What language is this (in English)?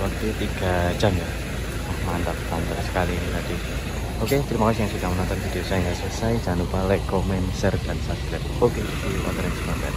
Indonesian